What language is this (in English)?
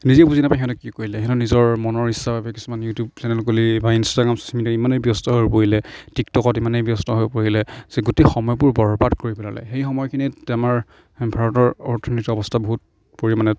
Assamese